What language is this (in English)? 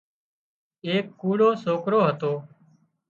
Wadiyara Koli